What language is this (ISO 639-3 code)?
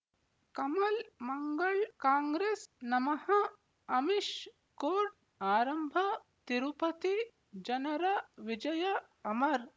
kan